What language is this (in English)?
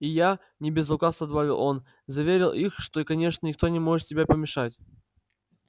Russian